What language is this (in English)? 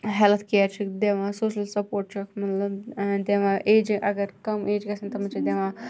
Kashmiri